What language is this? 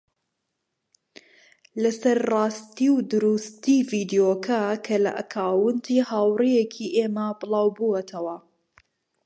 Central Kurdish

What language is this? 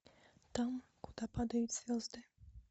Russian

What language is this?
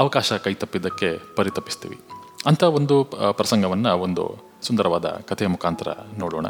Kannada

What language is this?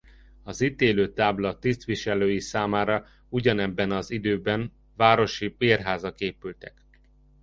Hungarian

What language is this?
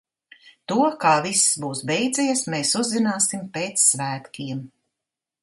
Latvian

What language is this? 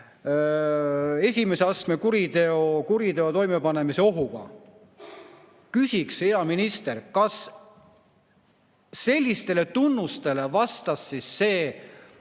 Estonian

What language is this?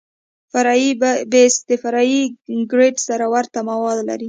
Pashto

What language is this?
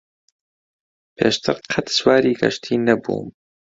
Central Kurdish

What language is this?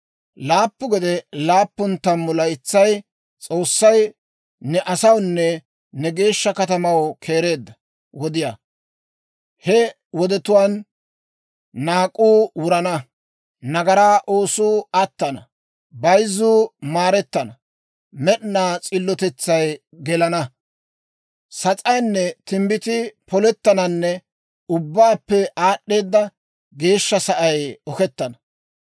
Dawro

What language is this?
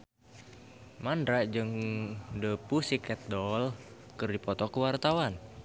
Sundanese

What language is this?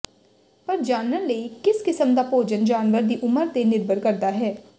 Punjabi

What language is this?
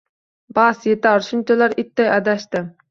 Uzbek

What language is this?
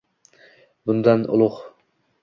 Uzbek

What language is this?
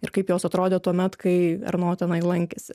Lithuanian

